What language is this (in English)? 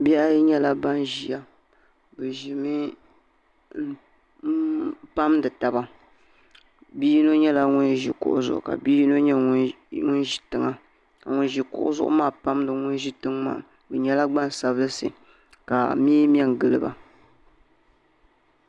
Dagbani